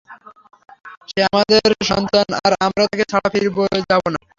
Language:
Bangla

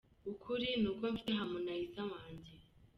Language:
Kinyarwanda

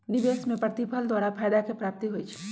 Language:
Magahi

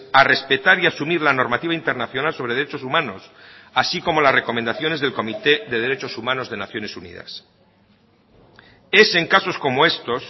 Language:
Spanish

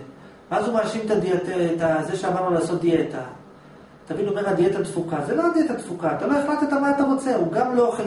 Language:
Hebrew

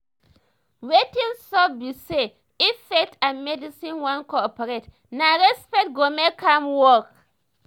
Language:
Nigerian Pidgin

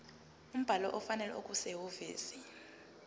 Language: Zulu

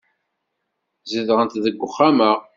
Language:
Kabyle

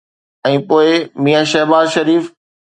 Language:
Sindhi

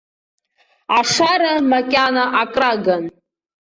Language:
Abkhazian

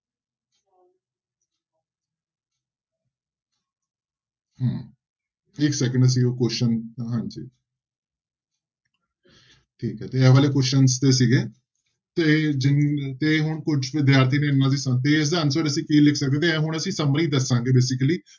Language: Punjabi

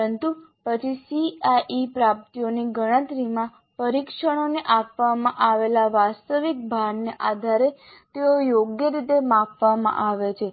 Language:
Gujarati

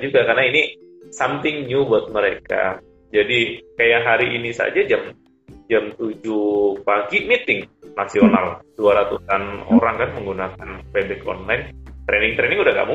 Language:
Indonesian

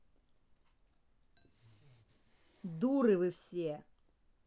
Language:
Russian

